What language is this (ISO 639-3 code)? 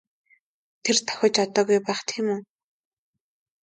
mon